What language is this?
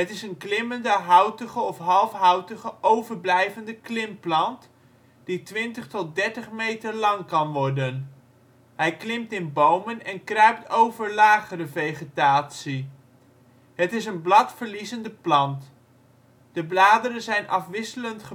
Dutch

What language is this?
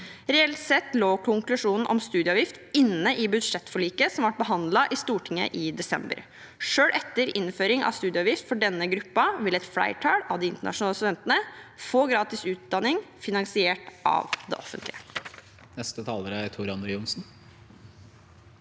Norwegian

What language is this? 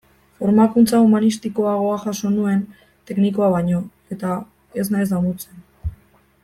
Basque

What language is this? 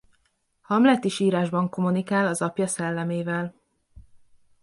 Hungarian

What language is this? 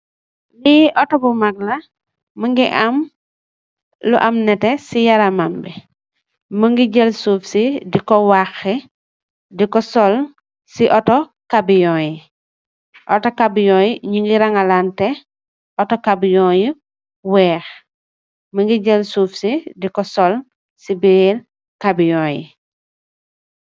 Wolof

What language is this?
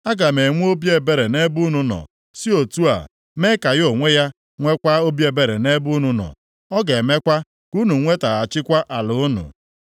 Igbo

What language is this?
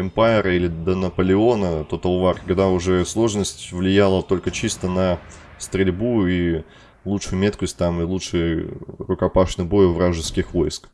Russian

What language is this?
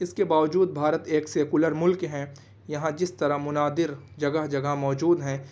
Urdu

